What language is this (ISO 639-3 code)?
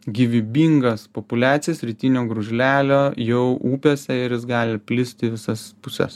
lit